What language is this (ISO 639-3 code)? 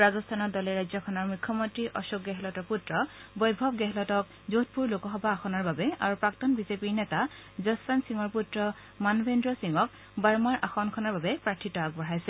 asm